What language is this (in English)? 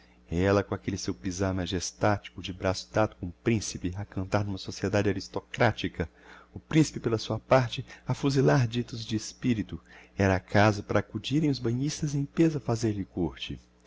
Portuguese